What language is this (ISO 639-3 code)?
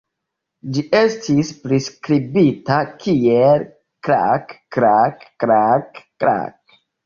epo